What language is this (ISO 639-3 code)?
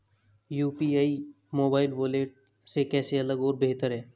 hin